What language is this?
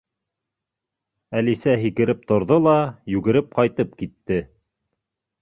Bashkir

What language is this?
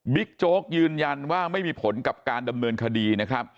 Thai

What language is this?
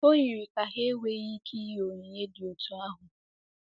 Igbo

